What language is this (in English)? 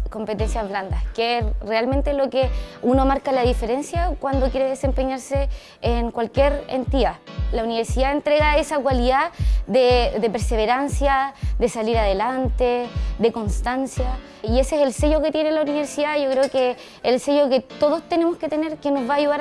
Spanish